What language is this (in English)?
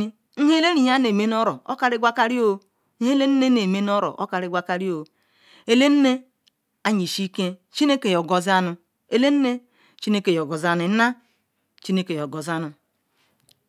Ikwere